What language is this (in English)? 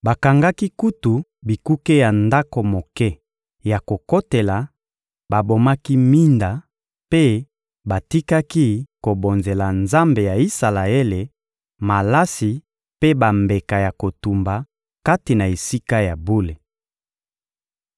Lingala